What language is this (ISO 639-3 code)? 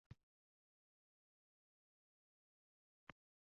uzb